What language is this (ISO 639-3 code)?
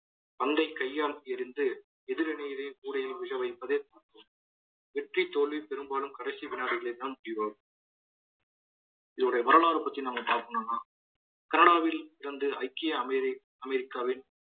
tam